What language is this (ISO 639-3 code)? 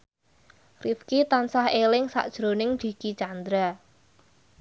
jav